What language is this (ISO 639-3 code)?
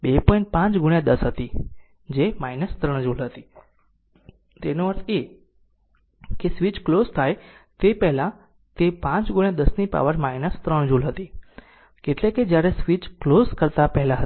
guj